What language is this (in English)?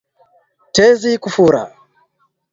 Swahili